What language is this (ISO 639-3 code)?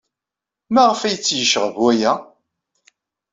kab